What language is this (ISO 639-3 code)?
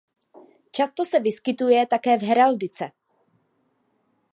ces